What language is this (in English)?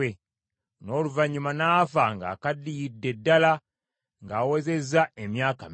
Ganda